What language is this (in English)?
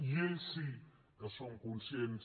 Catalan